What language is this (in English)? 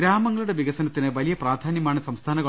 Malayalam